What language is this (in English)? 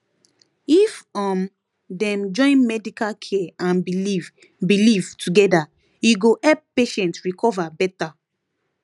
Nigerian Pidgin